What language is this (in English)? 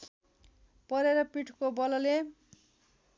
Nepali